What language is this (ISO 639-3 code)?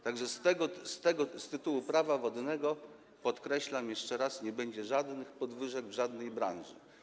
pol